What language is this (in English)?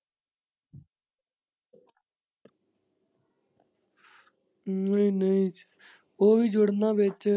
Punjabi